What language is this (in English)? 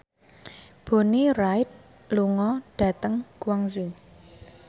Javanese